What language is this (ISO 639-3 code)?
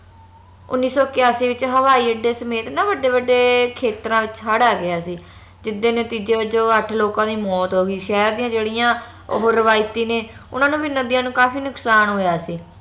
pan